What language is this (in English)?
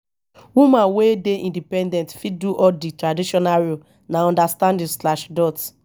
Nigerian Pidgin